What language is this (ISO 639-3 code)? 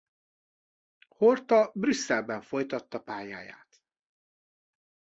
hun